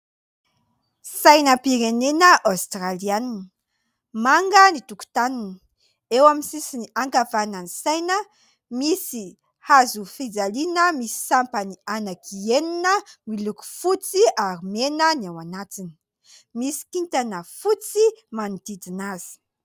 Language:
Malagasy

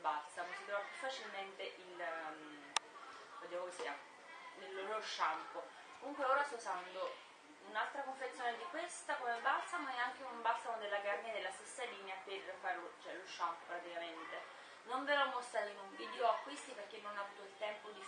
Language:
Italian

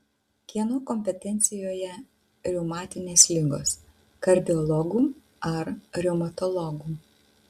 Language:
Lithuanian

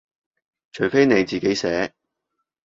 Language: Cantonese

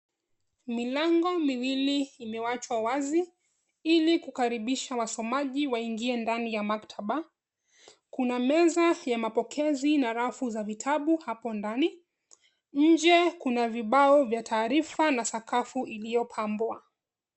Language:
Swahili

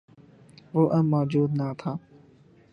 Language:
Urdu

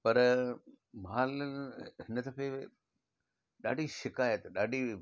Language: Sindhi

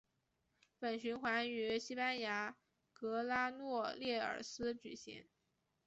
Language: Chinese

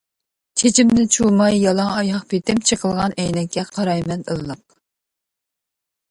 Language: Uyghur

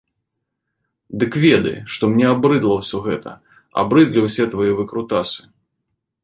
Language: Belarusian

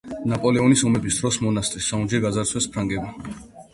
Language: Georgian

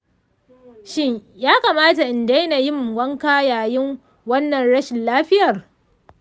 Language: Hausa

